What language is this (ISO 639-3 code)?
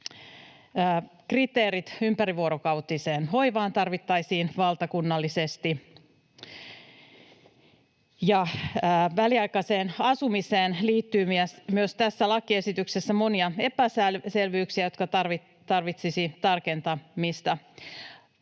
fin